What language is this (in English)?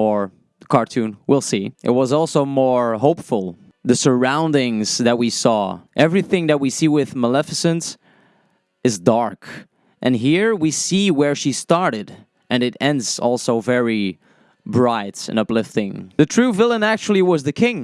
English